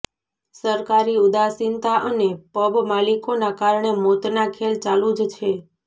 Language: Gujarati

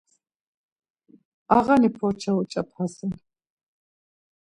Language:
Laz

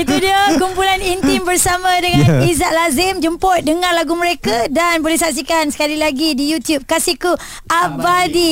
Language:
Malay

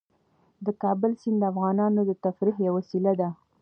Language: Pashto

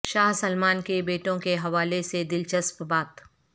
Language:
Urdu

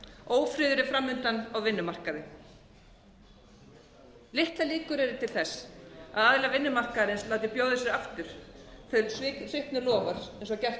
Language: Icelandic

